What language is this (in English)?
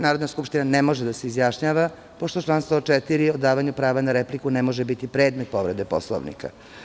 Serbian